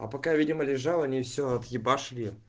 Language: Russian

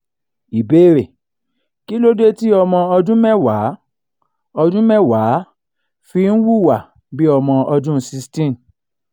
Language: Yoruba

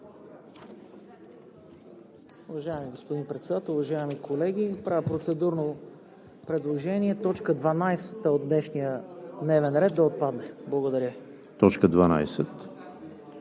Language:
Bulgarian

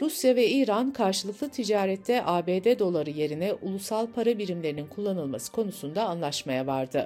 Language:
Turkish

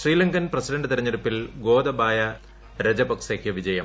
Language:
Malayalam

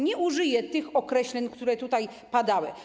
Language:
Polish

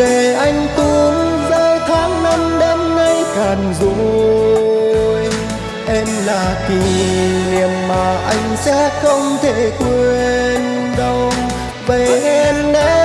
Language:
Vietnamese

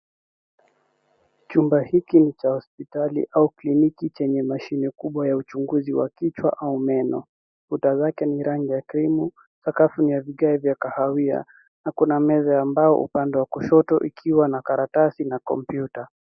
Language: Swahili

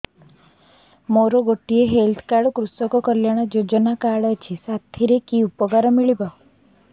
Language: Odia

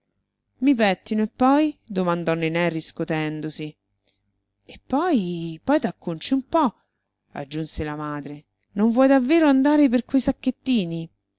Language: Italian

